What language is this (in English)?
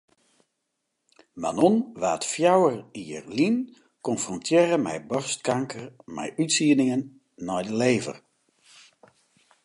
Western Frisian